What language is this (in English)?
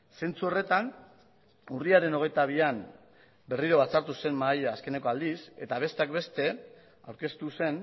Basque